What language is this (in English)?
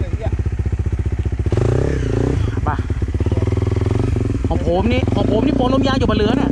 Thai